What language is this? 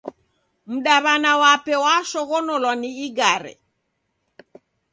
Taita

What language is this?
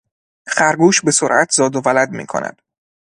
Persian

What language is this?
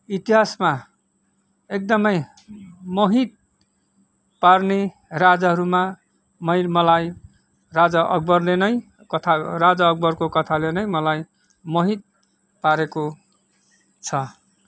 Nepali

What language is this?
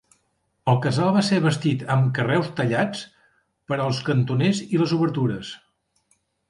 Catalan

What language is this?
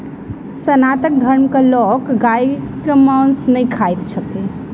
Maithili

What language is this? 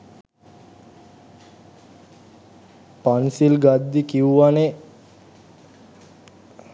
Sinhala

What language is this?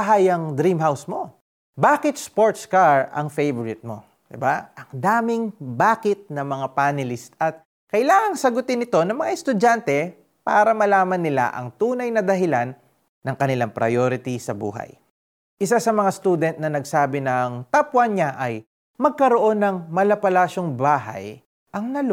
Filipino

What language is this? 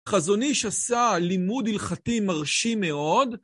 Hebrew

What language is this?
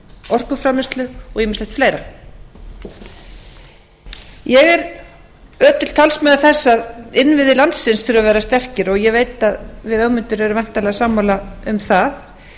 Icelandic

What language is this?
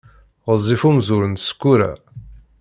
Kabyle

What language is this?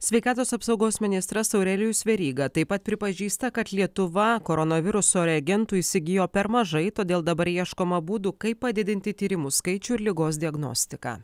Lithuanian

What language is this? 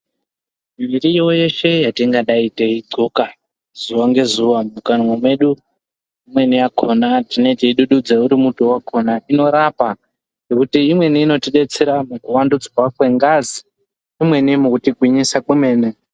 Ndau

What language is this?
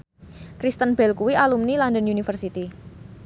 Javanese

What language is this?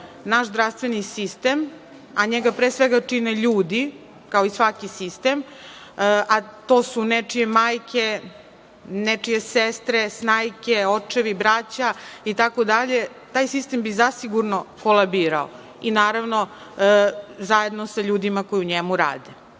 Serbian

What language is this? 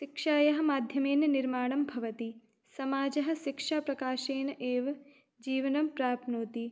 Sanskrit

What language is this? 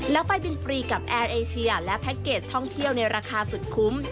Thai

